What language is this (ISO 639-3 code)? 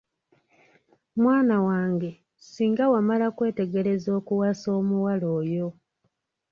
lug